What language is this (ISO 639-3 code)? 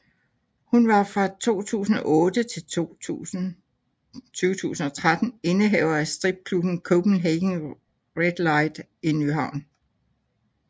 dan